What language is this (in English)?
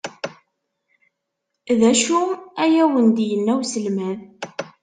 Kabyle